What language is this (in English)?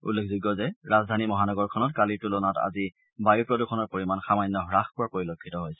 Assamese